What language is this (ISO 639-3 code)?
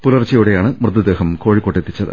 mal